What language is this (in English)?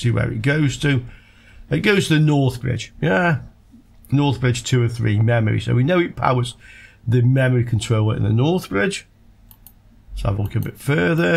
English